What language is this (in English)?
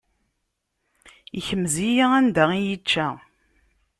Kabyle